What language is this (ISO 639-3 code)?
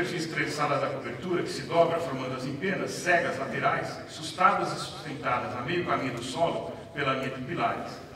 por